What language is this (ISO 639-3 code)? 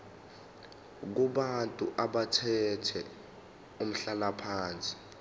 zul